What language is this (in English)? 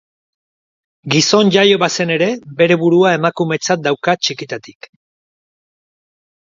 Basque